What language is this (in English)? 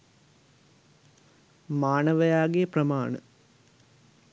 Sinhala